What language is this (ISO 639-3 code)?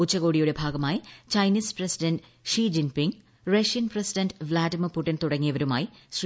mal